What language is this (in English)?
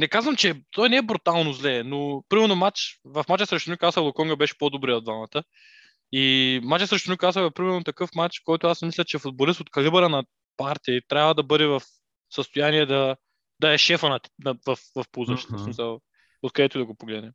Bulgarian